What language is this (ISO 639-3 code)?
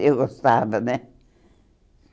por